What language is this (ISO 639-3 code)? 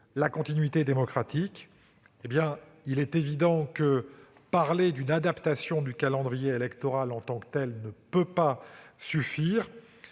fra